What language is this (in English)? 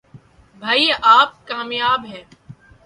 Urdu